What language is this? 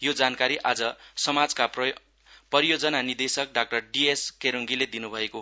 Nepali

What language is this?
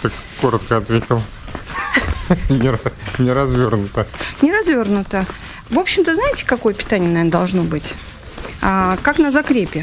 Russian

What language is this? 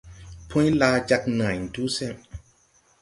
Tupuri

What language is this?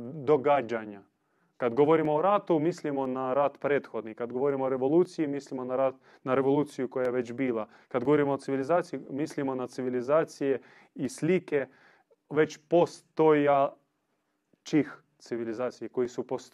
Croatian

